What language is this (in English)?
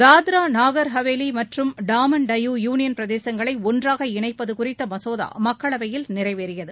Tamil